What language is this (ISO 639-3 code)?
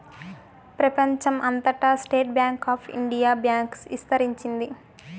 tel